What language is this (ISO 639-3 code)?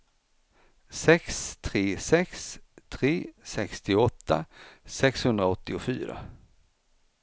swe